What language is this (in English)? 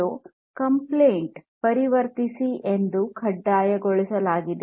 Kannada